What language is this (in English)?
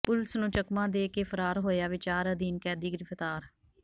Punjabi